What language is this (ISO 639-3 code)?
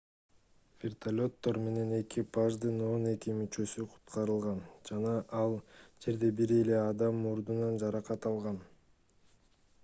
kir